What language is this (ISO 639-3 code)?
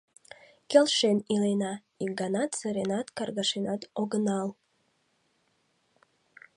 chm